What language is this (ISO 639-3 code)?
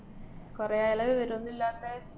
mal